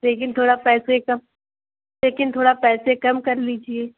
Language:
Urdu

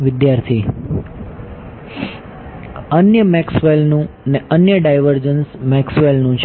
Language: Gujarati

